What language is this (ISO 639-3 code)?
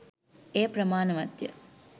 sin